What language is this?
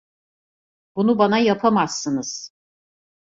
Turkish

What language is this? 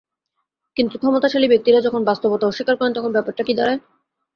Bangla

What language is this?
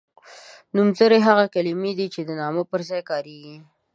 Pashto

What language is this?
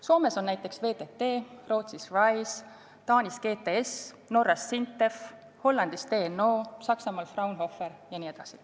Estonian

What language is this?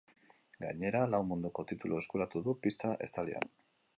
Basque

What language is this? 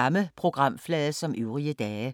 Danish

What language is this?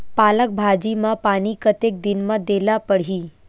Chhattisgarhi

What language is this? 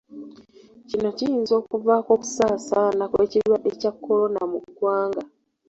Ganda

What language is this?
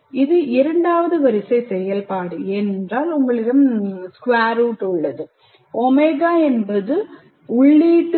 Tamil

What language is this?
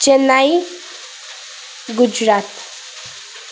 Nepali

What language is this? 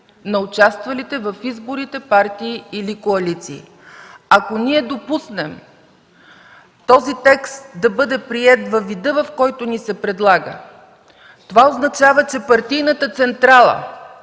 Bulgarian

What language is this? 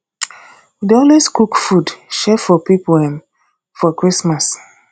Nigerian Pidgin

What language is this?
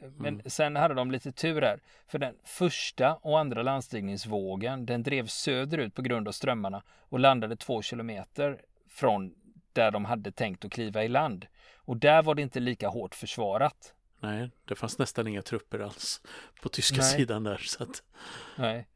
Swedish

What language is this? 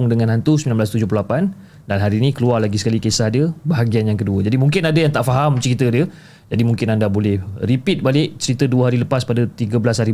Malay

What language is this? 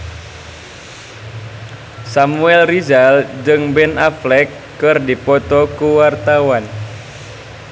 Sundanese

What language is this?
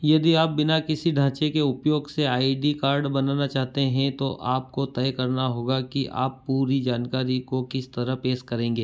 Hindi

